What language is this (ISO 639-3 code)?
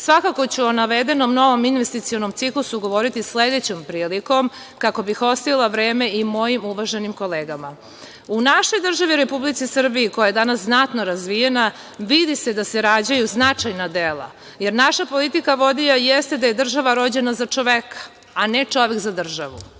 srp